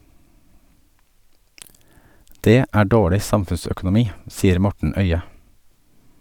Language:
Norwegian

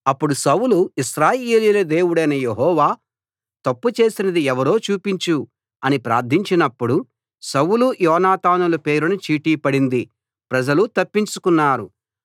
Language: Telugu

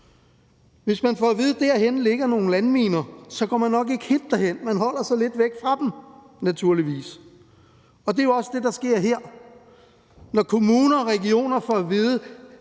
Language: Danish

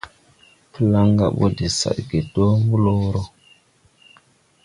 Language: Tupuri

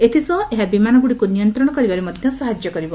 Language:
Odia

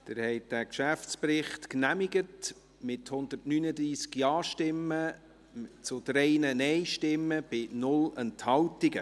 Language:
Swiss German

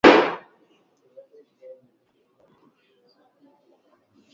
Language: Swahili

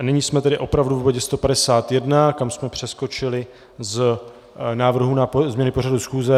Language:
Czech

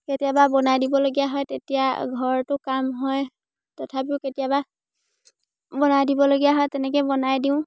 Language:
Assamese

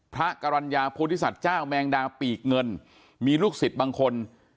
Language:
Thai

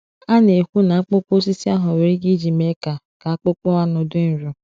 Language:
Igbo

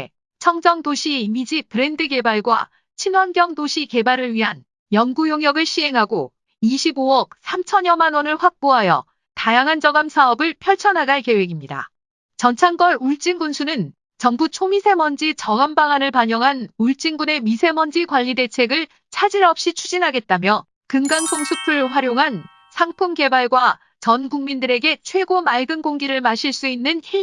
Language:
Korean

